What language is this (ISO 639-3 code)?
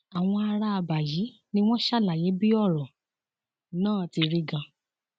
yor